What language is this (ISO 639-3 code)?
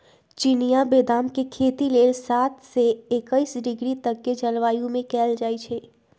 mag